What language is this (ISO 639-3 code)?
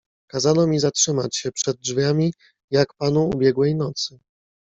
pol